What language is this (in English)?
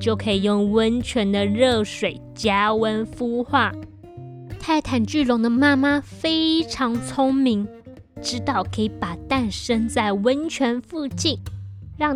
Chinese